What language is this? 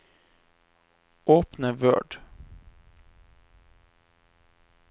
Norwegian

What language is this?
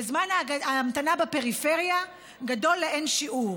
Hebrew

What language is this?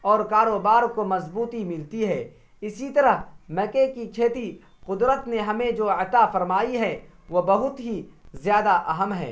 Urdu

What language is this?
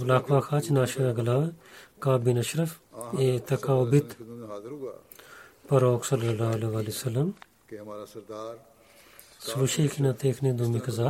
Bulgarian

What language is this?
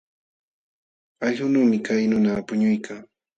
Jauja Wanca Quechua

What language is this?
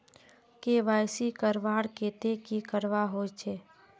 Magahi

